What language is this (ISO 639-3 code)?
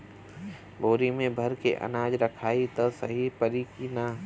bho